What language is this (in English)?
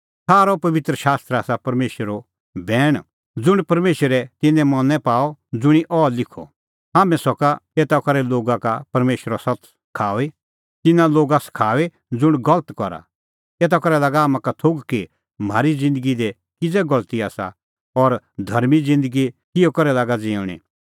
Kullu Pahari